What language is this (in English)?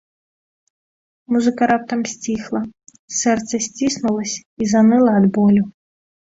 Belarusian